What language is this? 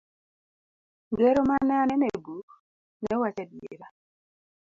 Luo (Kenya and Tanzania)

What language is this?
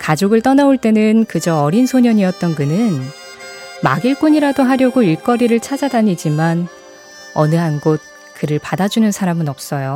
Korean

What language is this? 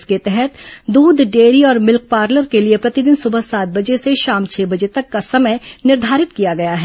Hindi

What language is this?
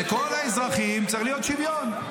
Hebrew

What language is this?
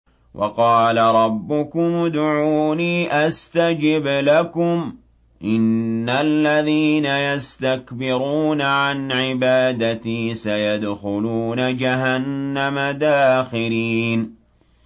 Arabic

